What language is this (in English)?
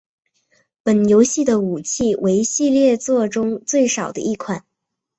Chinese